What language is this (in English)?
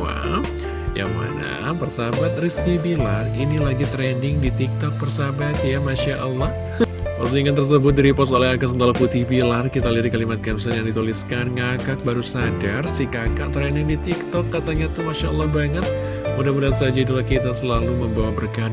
Indonesian